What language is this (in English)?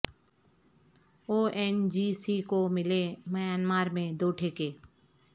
Urdu